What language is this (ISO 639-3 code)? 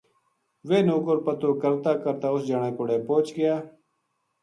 gju